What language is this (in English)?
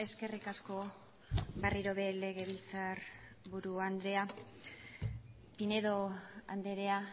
Basque